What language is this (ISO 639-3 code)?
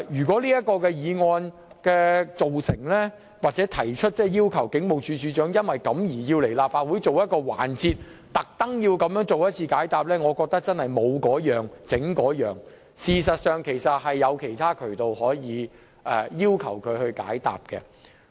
yue